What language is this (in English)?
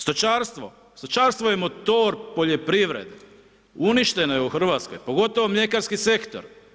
Croatian